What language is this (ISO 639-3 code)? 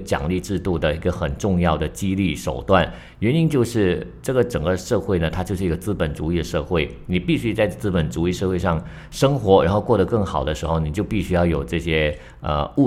zho